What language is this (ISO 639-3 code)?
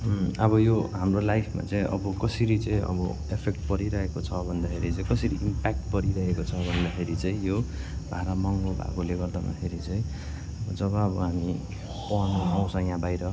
nep